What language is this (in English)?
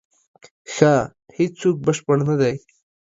Pashto